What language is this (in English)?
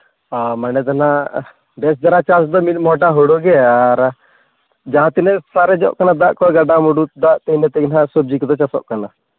Santali